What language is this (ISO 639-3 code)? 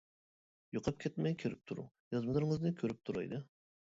uig